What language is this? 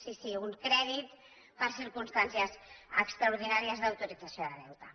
Catalan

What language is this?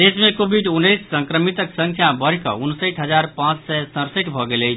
Maithili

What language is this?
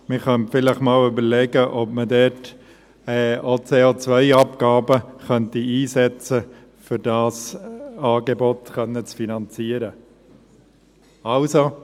Swiss German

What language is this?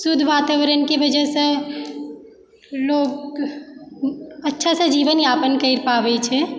Maithili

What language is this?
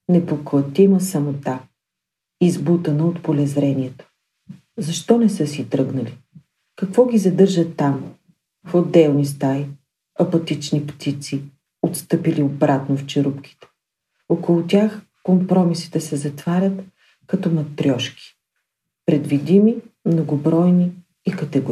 Bulgarian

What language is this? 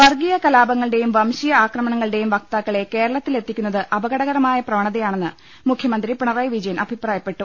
Malayalam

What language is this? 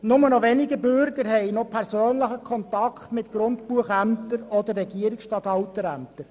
Swiss German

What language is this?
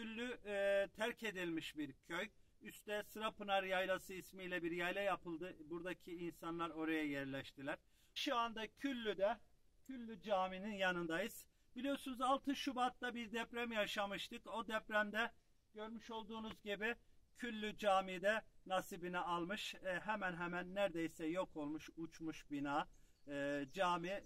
Turkish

